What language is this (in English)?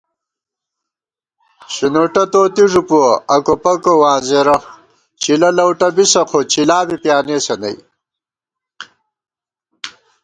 Gawar-Bati